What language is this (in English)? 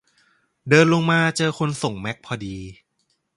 Thai